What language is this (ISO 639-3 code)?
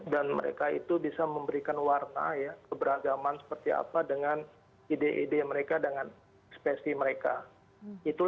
ind